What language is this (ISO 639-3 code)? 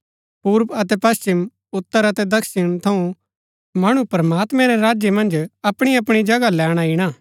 gbk